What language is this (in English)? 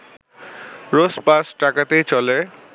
Bangla